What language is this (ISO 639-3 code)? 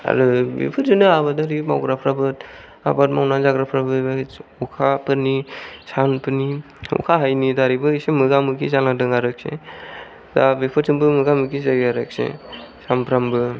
brx